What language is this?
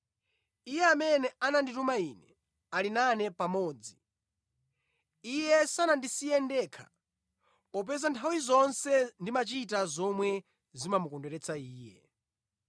Nyanja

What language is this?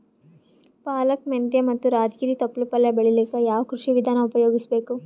Kannada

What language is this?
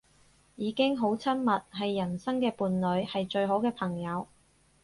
Cantonese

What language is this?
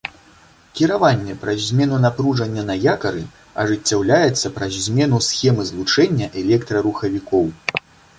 Belarusian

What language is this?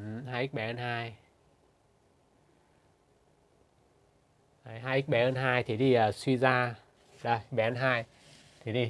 Vietnamese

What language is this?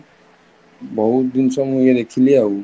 Odia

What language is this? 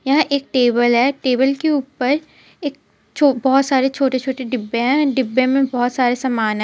Hindi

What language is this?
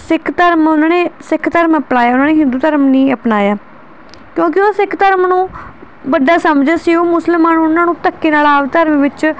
Punjabi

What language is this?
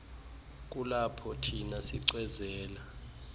Xhosa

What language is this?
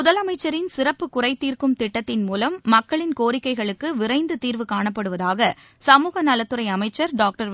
Tamil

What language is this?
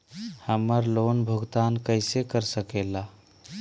Magahi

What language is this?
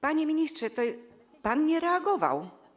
Polish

